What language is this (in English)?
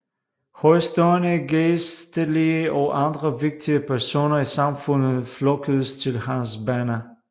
Danish